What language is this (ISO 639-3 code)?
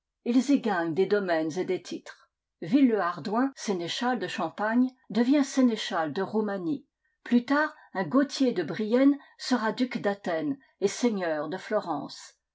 fra